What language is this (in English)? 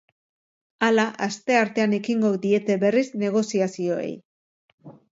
Basque